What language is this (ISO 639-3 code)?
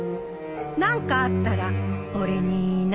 jpn